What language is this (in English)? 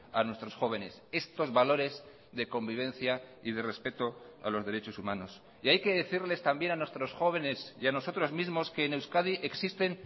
Spanish